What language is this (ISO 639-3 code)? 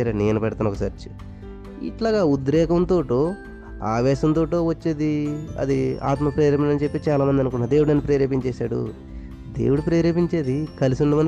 tel